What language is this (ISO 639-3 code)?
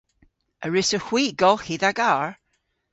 cor